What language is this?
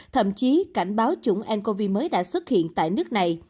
Vietnamese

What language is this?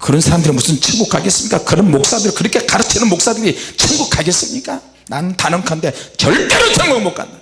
Korean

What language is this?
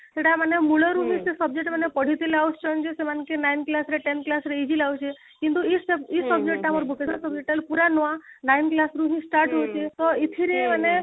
Odia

